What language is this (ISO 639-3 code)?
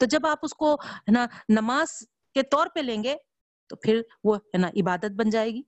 urd